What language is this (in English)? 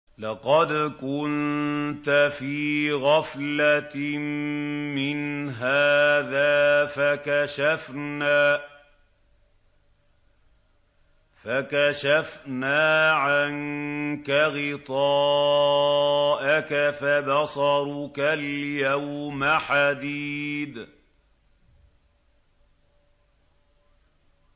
Arabic